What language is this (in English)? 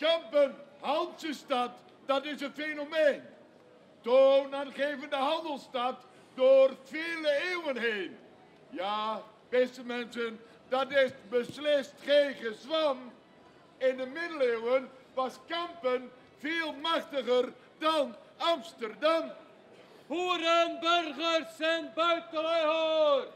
Dutch